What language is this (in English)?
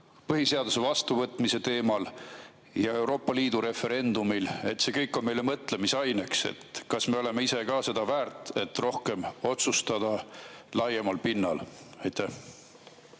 Estonian